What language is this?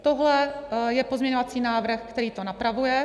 Czech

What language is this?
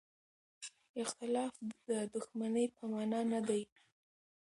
Pashto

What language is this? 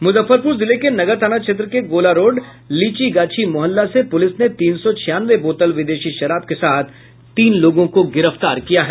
Hindi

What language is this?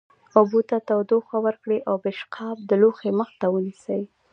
Pashto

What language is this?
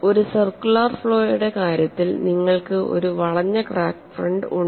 Malayalam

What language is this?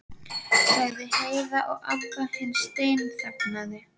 Icelandic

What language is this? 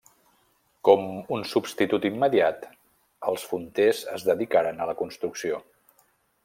Catalan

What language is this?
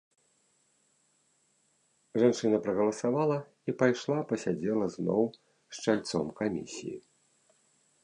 Belarusian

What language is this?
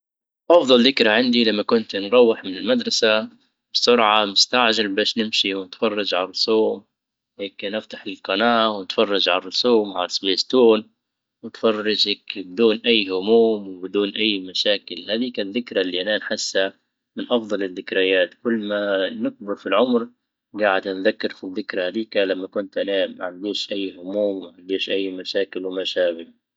Libyan Arabic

